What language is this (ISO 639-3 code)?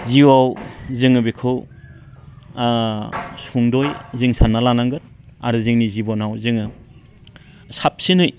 brx